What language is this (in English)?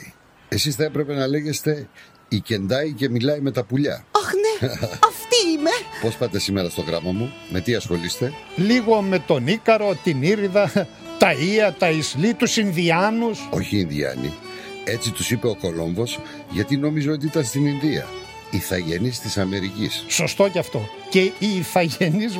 Greek